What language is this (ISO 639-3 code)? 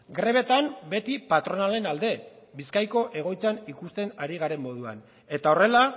eus